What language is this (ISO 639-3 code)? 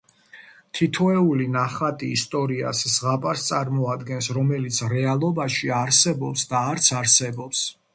kat